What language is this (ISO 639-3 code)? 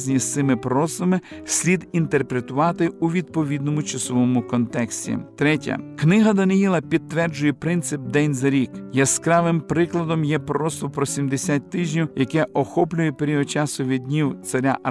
ukr